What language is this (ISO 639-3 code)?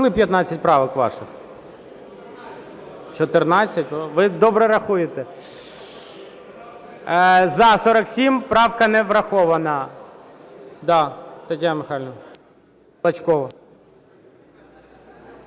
ukr